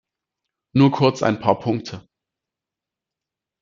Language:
German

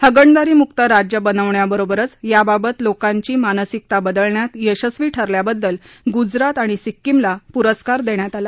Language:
Marathi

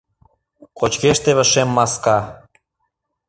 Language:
Mari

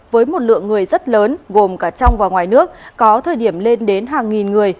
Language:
Vietnamese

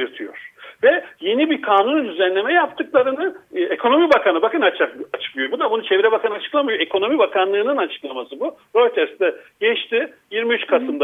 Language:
Turkish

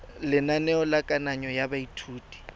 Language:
Tswana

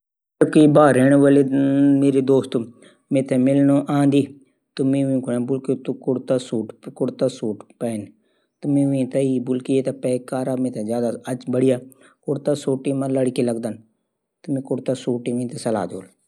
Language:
Garhwali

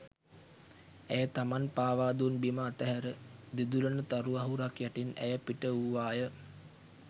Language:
Sinhala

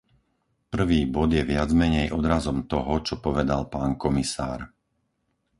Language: Slovak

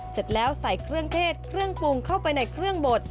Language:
Thai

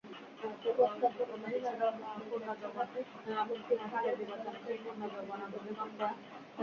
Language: Bangla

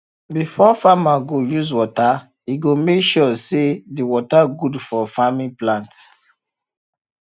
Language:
Nigerian Pidgin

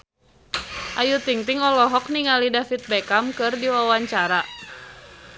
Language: Sundanese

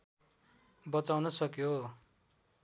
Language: Nepali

